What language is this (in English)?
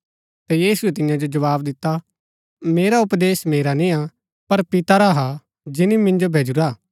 Gaddi